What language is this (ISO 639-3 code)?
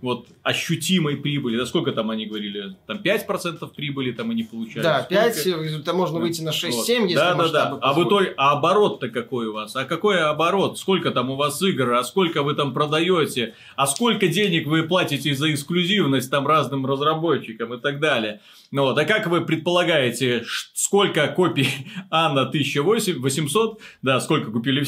rus